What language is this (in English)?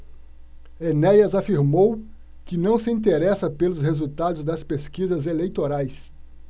Portuguese